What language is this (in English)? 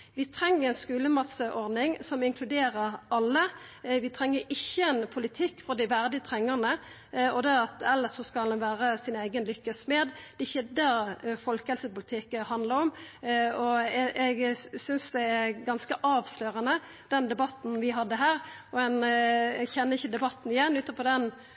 Norwegian Nynorsk